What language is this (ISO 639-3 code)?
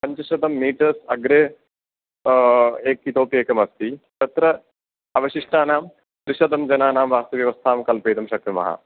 san